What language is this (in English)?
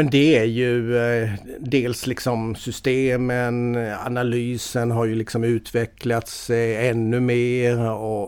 Swedish